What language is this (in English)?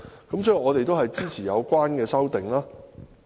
Cantonese